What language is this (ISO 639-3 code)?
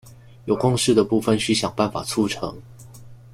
zho